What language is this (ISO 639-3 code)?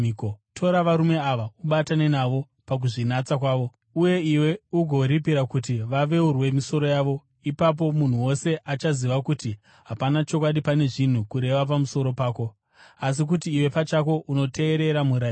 sna